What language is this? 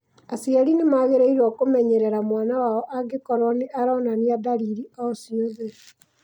Kikuyu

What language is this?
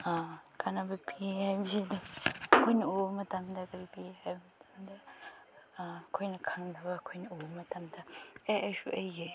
Manipuri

